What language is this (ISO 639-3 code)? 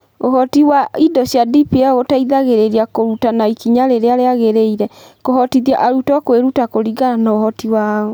kik